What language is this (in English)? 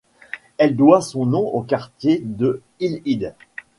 French